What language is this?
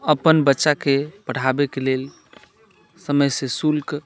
Maithili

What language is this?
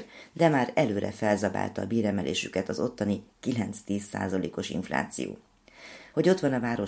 Hungarian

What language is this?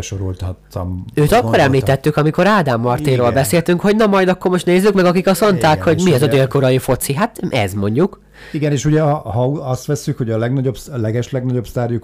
Hungarian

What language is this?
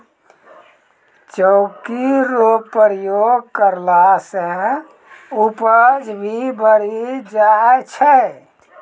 Maithili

